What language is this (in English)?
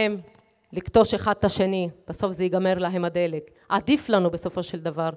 Hebrew